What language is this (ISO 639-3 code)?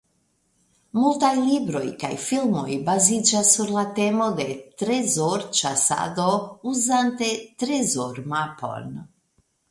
epo